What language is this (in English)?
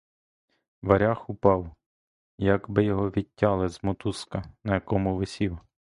Ukrainian